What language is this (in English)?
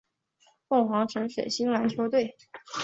Chinese